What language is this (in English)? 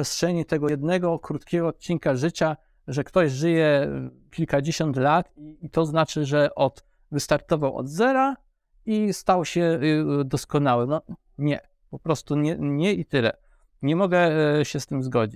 Polish